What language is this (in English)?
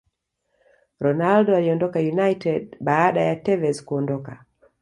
Swahili